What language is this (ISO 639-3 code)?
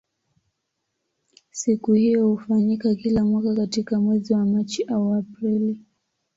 swa